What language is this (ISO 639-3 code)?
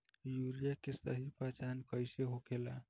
bho